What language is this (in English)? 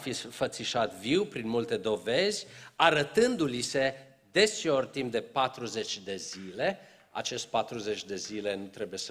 Romanian